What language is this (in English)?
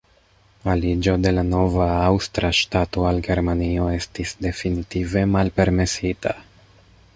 Esperanto